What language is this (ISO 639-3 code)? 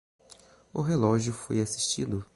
por